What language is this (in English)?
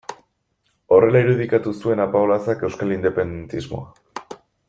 Basque